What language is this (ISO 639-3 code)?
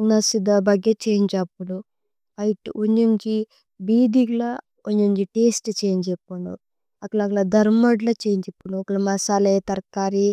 tcy